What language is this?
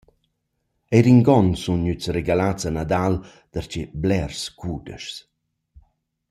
Romansh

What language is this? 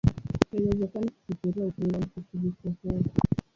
Swahili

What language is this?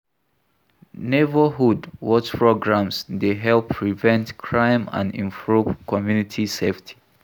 Nigerian Pidgin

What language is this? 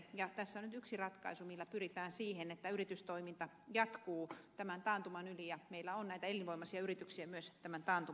Finnish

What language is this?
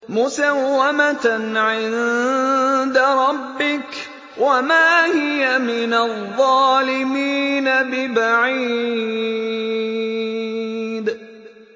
Arabic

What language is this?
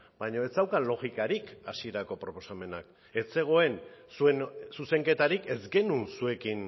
Basque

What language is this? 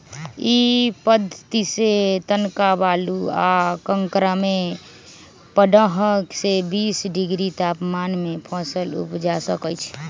Magahi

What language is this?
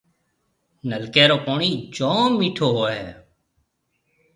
Marwari (Pakistan)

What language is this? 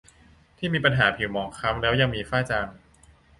Thai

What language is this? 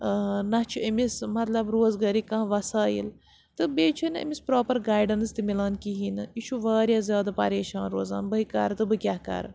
Kashmiri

